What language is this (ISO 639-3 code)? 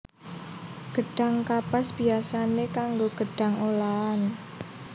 jav